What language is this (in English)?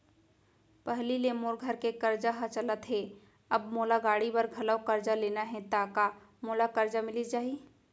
Chhattisgarhi